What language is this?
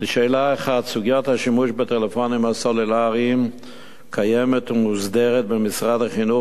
Hebrew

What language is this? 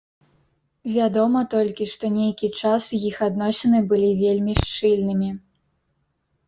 Belarusian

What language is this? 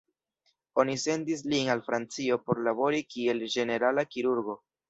Esperanto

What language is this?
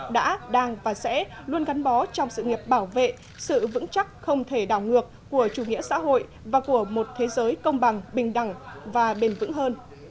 Vietnamese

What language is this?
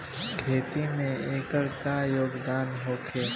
Bhojpuri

